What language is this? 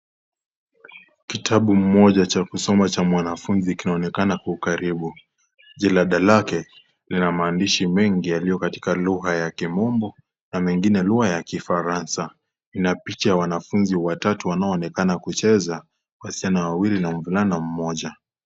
Swahili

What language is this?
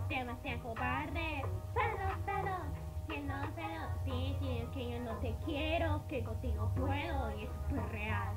Spanish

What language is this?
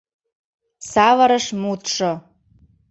Mari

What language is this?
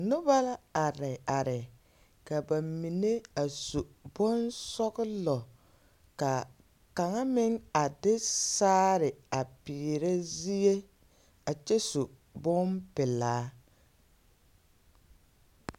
Southern Dagaare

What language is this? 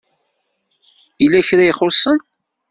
Kabyle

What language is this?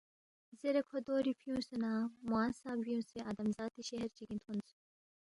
Balti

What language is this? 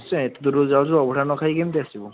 Odia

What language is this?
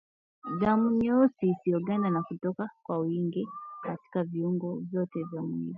Swahili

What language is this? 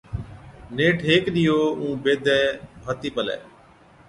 Od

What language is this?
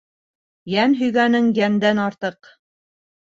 Bashkir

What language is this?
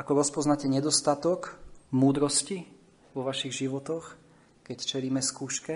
Slovak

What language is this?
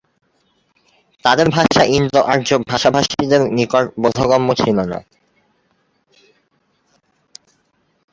Bangla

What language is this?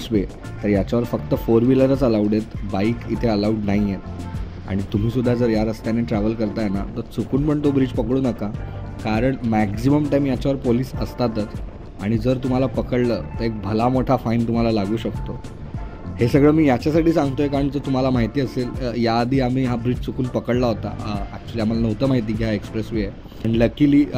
Hindi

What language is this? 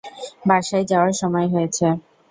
Bangla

